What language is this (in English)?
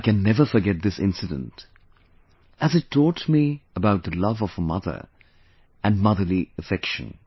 English